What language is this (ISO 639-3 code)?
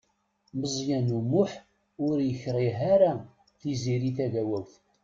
kab